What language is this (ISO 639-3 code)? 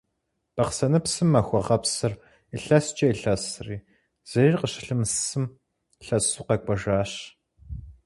kbd